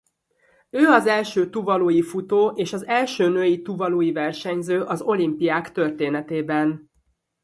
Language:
Hungarian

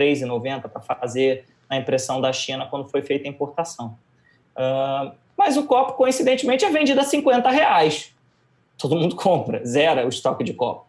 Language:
Portuguese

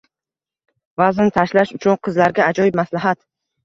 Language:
Uzbek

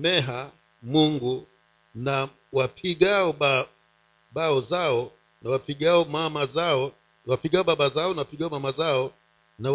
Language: Swahili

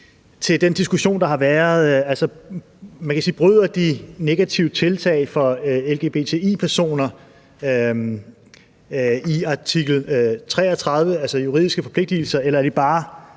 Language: Danish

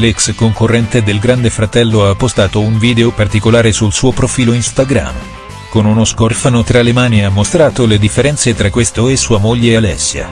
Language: Italian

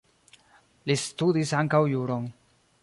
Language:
Esperanto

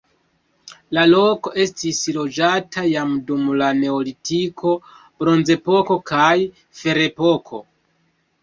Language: Esperanto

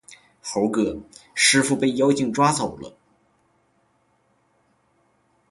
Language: Chinese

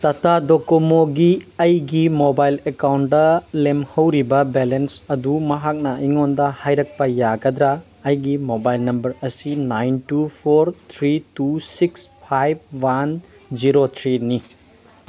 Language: Manipuri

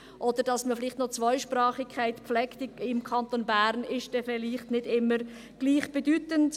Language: Swiss German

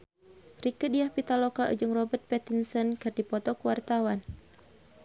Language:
Sundanese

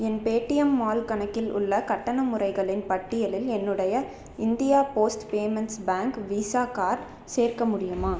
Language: Tamil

